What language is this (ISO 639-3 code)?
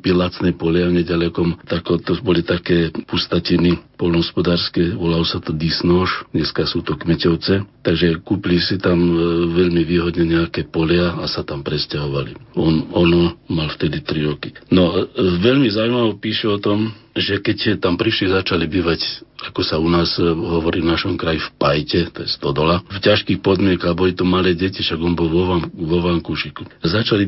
slk